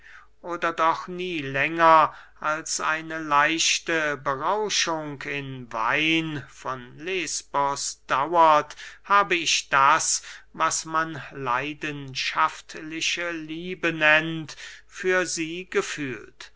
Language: German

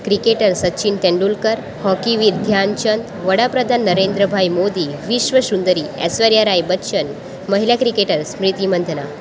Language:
Gujarati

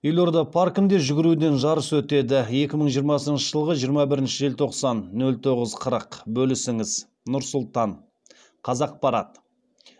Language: Kazakh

